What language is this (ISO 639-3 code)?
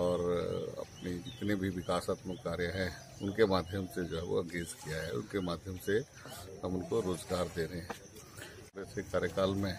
hin